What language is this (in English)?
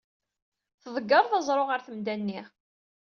Kabyle